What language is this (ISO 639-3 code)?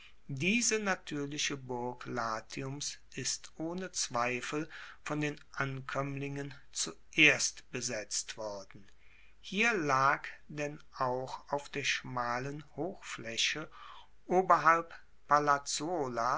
deu